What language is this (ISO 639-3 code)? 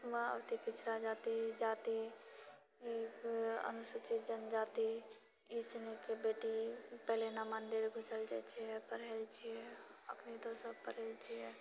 mai